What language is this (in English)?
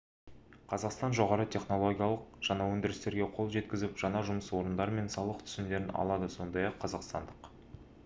Kazakh